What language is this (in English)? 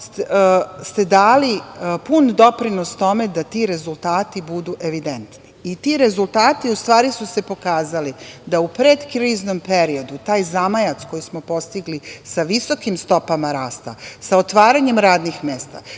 Serbian